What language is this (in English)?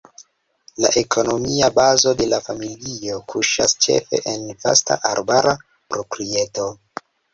Esperanto